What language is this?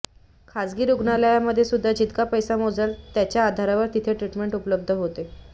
Marathi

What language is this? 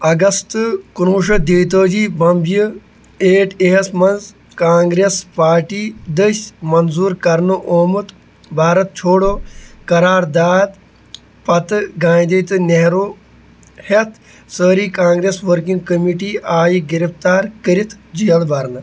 Kashmiri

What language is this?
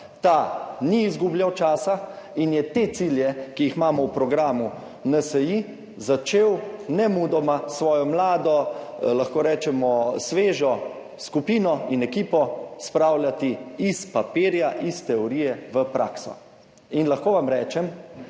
Slovenian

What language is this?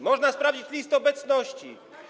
Polish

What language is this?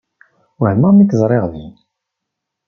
Kabyle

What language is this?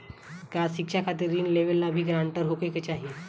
Bhojpuri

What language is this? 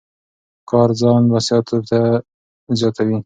Pashto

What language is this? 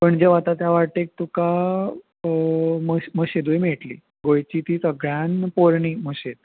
Konkani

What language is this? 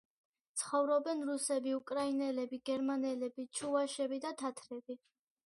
Georgian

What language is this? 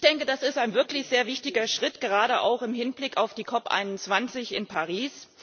German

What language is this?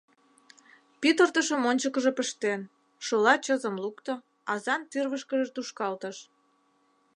Mari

